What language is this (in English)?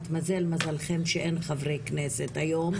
Hebrew